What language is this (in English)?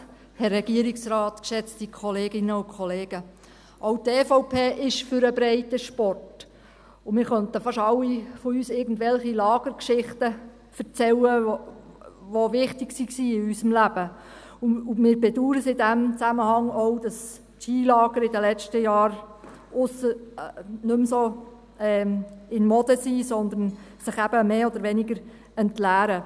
Swiss German